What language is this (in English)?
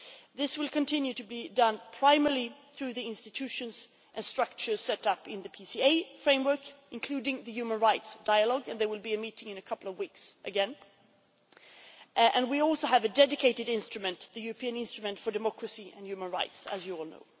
English